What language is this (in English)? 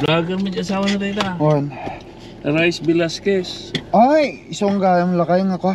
Filipino